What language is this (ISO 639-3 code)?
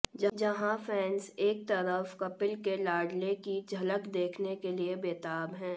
hin